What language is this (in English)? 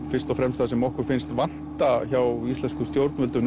Icelandic